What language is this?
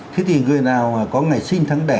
Vietnamese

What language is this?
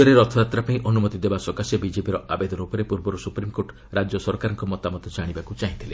Odia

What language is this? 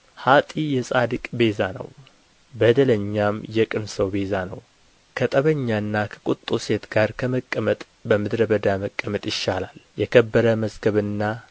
Amharic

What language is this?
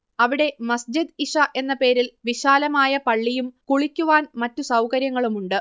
Malayalam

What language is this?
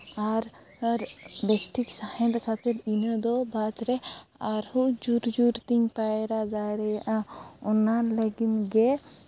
Santali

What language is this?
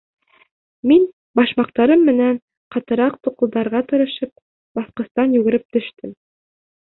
Bashkir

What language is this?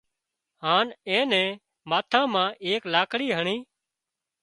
Wadiyara Koli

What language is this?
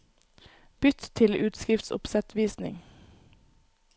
Norwegian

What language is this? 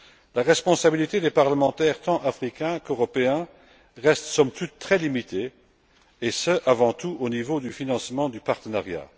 French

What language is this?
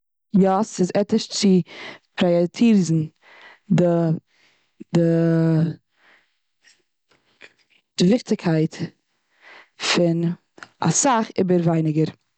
Yiddish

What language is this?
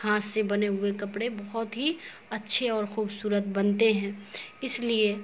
Urdu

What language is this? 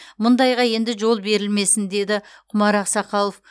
Kazakh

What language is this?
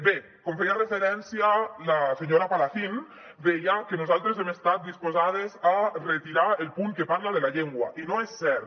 Catalan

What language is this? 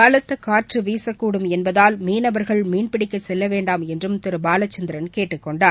Tamil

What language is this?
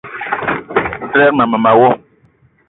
Eton (Cameroon)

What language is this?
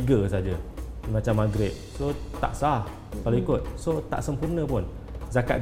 Malay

